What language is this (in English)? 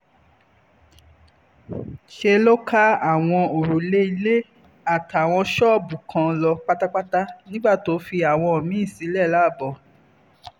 Yoruba